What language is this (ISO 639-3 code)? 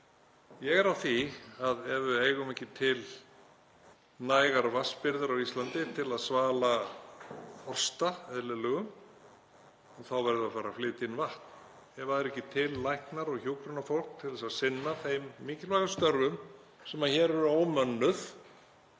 isl